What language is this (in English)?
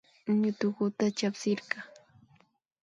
Imbabura Highland Quichua